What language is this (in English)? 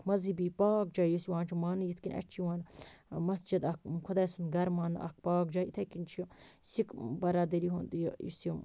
Kashmiri